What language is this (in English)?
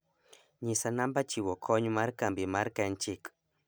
Luo (Kenya and Tanzania)